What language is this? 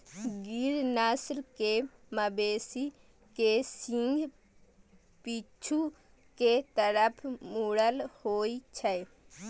Maithili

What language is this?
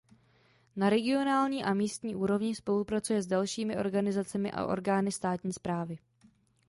Czech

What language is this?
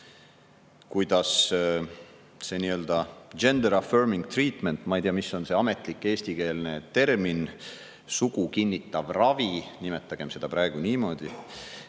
Estonian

